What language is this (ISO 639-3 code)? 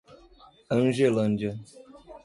por